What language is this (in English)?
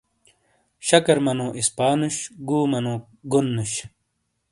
Shina